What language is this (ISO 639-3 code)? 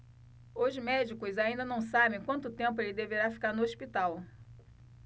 por